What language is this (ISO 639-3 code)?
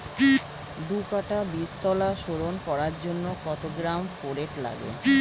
ben